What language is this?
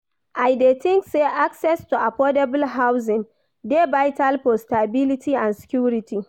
Nigerian Pidgin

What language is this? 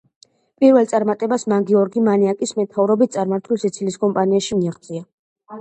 Georgian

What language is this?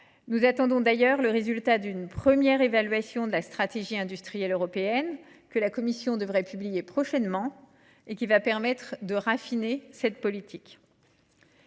French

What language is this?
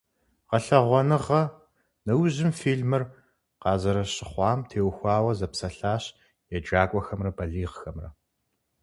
Kabardian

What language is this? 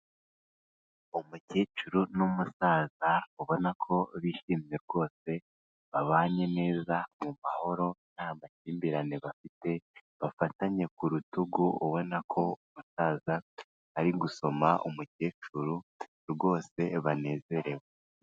Kinyarwanda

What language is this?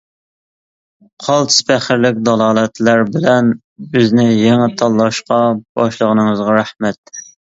Uyghur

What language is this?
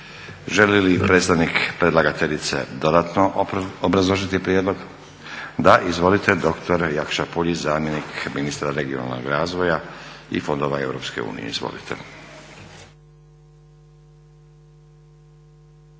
Croatian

